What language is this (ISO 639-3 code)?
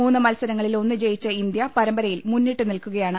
mal